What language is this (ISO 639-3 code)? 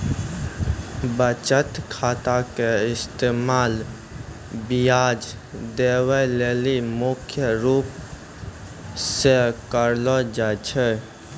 mai